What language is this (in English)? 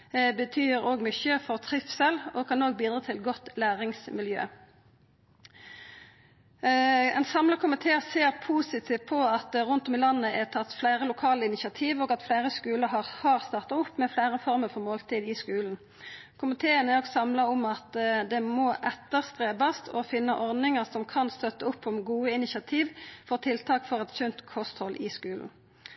Norwegian Nynorsk